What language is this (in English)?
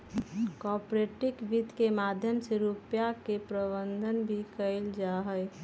Magahi